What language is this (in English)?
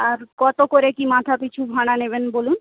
Bangla